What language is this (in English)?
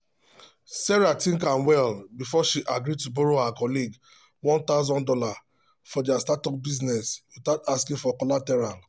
Nigerian Pidgin